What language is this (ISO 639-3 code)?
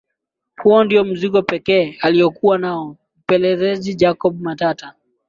swa